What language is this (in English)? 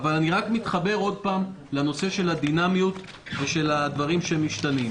Hebrew